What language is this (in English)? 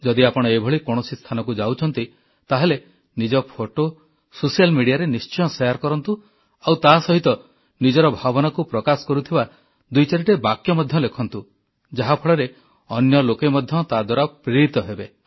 Odia